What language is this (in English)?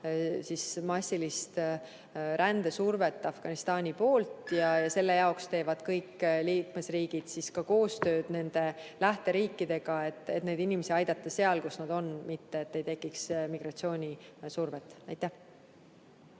Estonian